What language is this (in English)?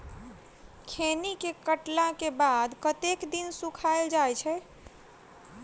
Maithili